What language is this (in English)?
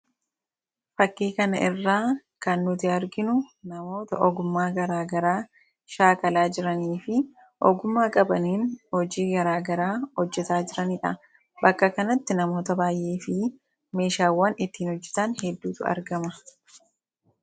Oromo